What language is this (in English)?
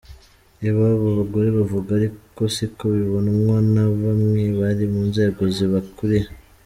Kinyarwanda